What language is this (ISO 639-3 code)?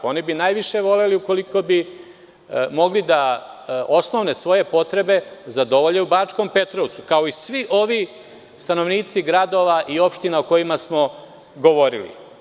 srp